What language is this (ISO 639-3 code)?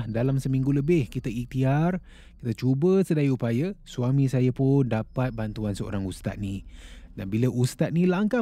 msa